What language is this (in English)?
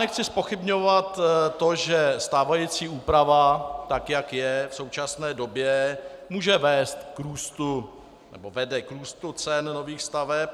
Czech